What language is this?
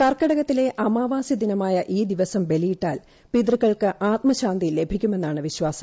Malayalam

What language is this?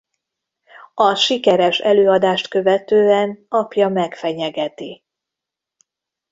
Hungarian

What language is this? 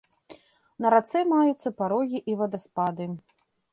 Belarusian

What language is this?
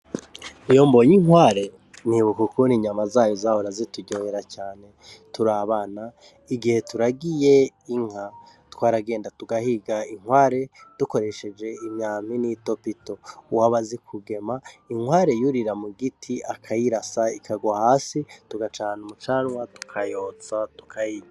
Rundi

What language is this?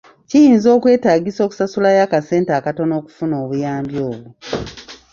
Ganda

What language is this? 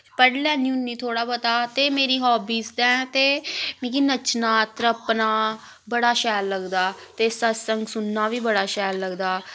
Dogri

